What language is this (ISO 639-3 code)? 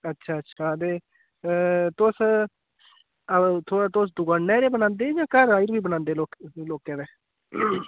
doi